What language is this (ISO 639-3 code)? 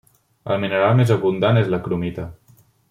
cat